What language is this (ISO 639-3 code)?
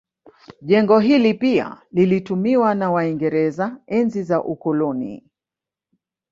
swa